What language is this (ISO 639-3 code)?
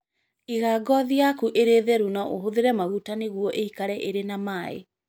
kik